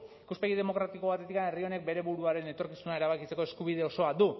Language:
Basque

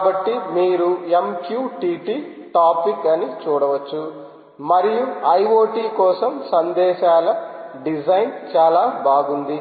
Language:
Telugu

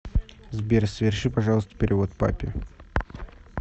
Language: Russian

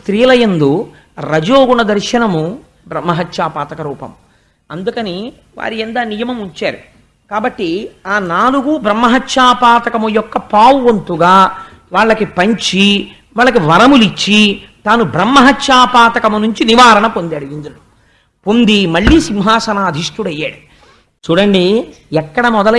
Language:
Telugu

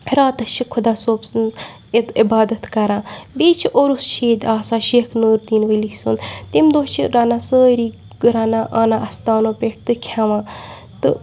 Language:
Kashmiri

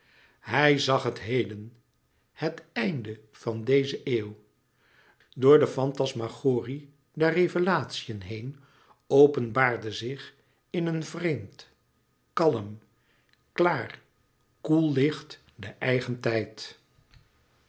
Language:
Dutch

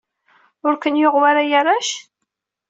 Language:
Kabyle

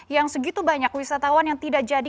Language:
Indonesian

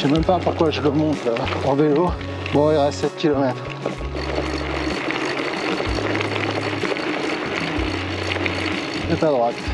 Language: French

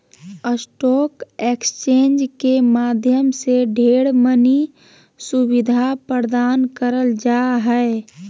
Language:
Magahi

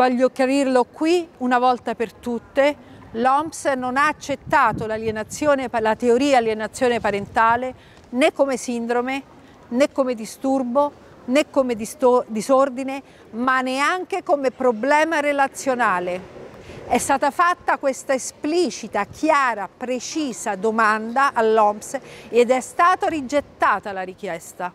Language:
Italian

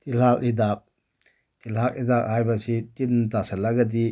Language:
Manipuri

